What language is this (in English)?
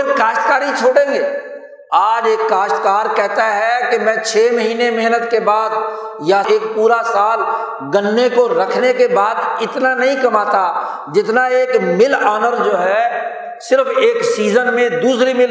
Urdu